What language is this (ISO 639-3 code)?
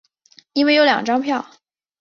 zho